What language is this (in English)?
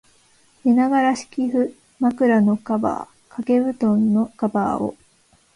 Japanese